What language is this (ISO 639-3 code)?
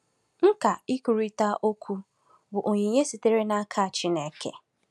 ibo